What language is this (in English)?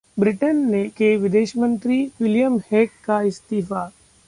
Hindi